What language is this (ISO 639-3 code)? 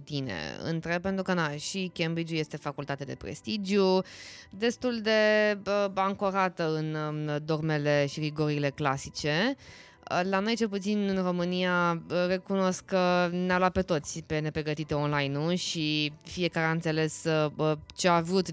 ron